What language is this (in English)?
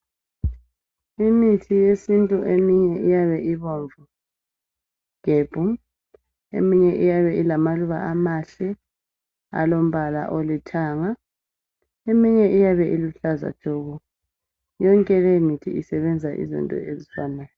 North Ndebele